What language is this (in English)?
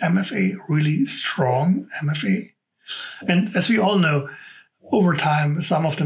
English